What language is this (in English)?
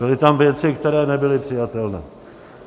Czech